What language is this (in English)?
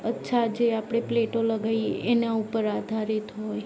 Gujarati